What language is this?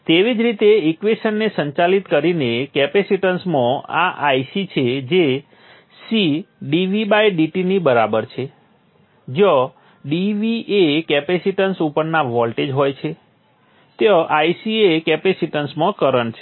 Gujarati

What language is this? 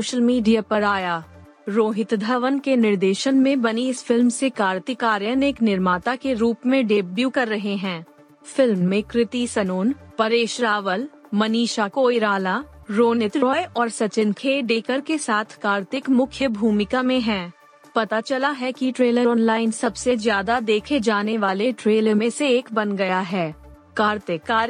Hindi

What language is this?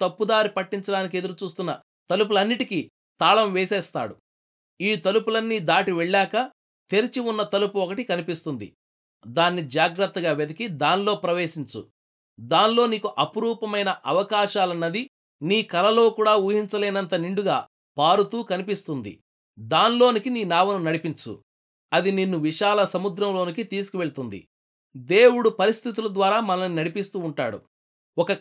Telugu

